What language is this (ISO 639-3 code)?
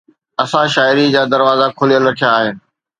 snd